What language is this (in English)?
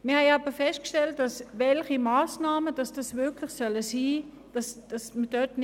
Swiss German